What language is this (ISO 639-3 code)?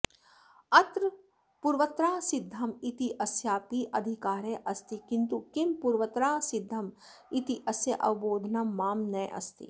san